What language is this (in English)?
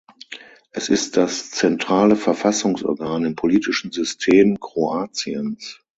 German